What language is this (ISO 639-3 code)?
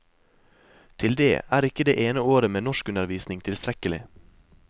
nor